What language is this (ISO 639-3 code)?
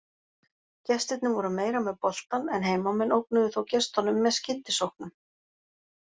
isl